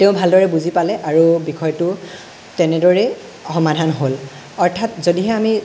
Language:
Assamese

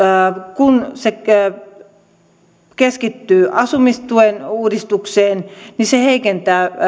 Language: Finnish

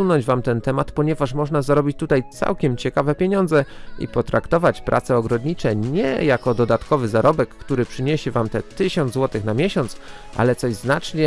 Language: Polish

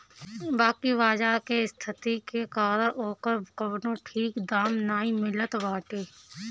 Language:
Bhojpuri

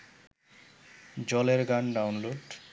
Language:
Bangla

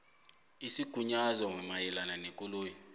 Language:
South Ndebele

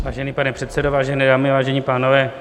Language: Czech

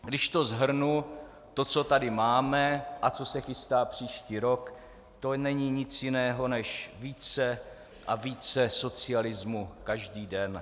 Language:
Czech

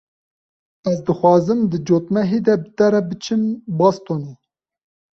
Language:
Kurdish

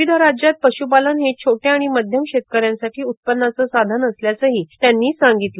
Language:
Marathi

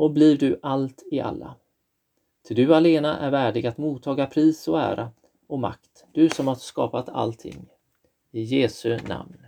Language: Swedish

